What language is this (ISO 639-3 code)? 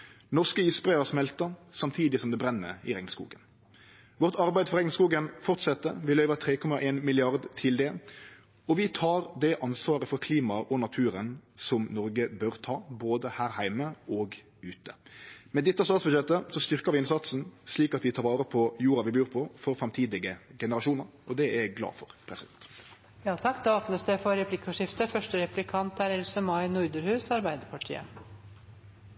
nor